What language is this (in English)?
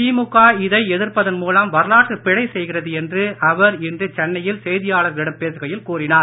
Tamil